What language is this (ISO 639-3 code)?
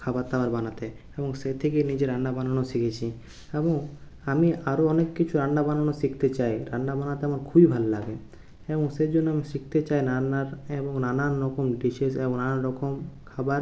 ben